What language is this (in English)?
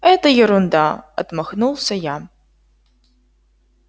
Russian